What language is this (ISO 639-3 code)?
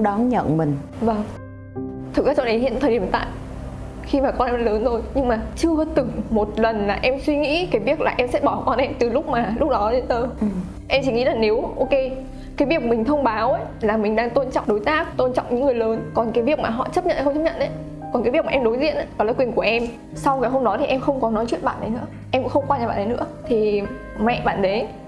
vie